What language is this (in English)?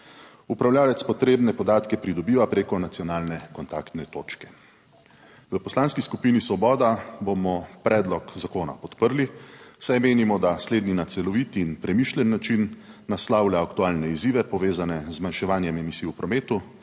Slovenian